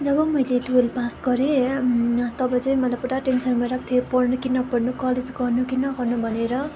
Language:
Nepali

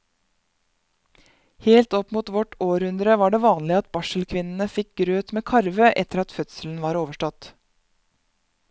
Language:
Norwegian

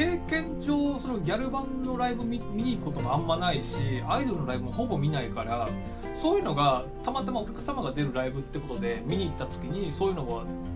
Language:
Japanese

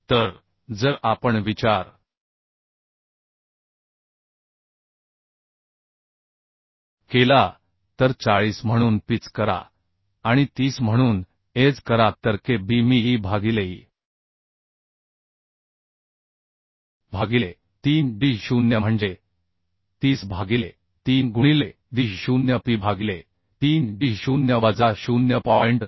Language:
Marathi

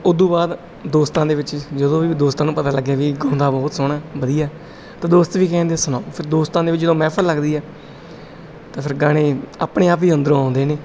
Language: Punjabi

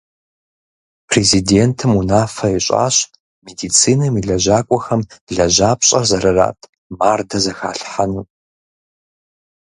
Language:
Kabardian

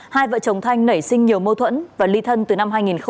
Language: Vietnamese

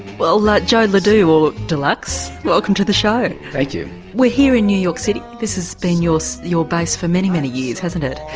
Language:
English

